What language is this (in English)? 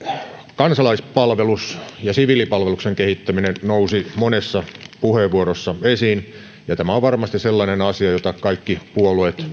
Finnish